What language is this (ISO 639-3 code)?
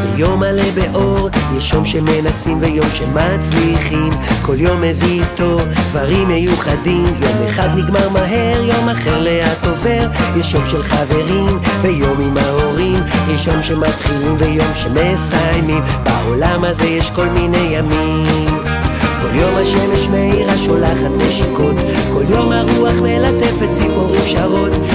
heb